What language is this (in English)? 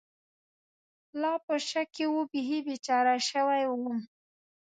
Pashto